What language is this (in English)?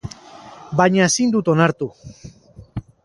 Basque